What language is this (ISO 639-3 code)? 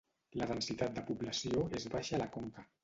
cat